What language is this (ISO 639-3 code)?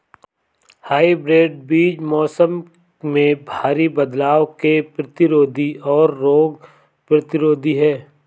hin